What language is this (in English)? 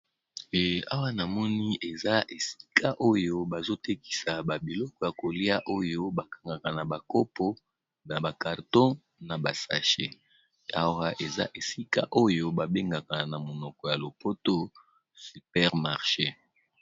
Lingala